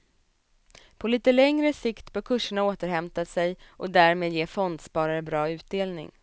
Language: Swedish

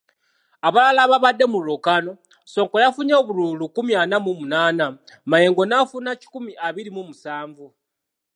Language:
Ganda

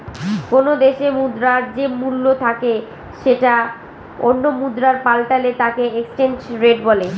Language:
Bangla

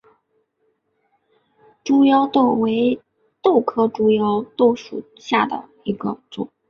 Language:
Chinese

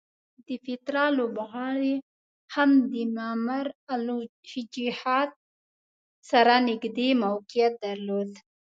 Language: Pashto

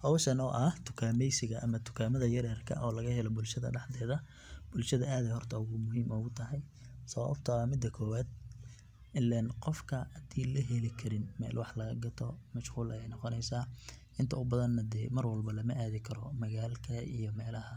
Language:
Somali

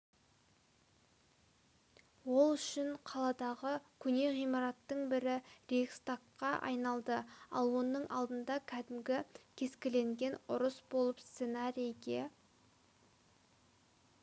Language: Kazakh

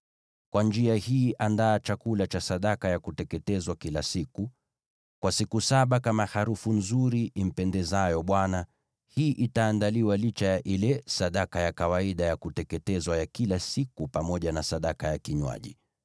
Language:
Swahili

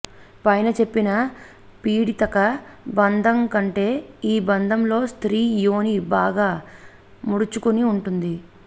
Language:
Telugu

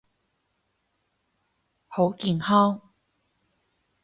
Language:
Cantonese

